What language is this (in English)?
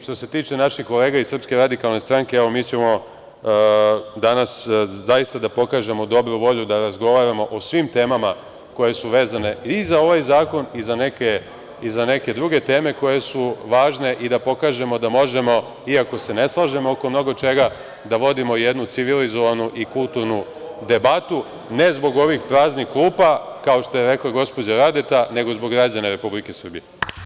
Serbian